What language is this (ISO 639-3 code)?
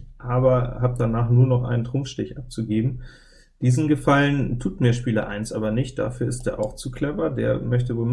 deu